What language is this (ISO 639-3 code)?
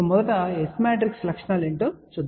tel